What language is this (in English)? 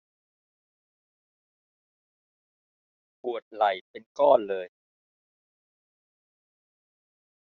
Thai